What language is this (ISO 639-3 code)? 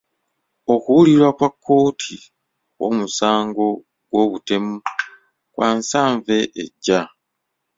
lug